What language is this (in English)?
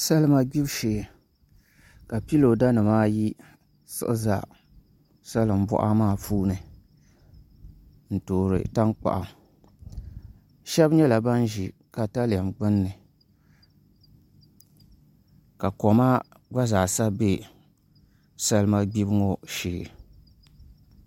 Dagbani